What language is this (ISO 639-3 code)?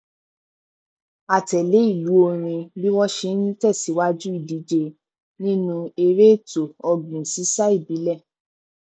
yor